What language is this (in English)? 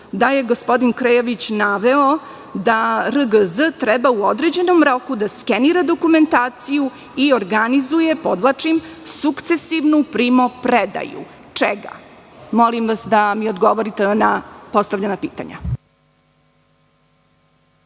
Serbian